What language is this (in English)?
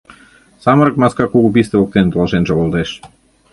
Mari